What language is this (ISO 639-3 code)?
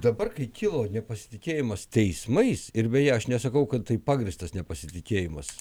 lit